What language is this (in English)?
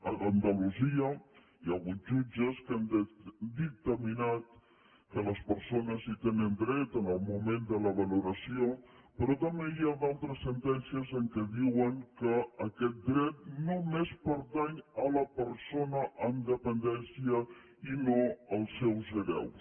Catalan